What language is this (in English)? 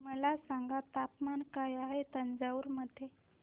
Marathi